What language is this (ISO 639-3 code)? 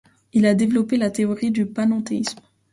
fra